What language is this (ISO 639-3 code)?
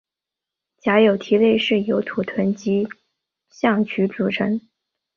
zho